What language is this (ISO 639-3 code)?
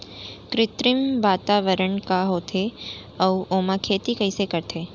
hne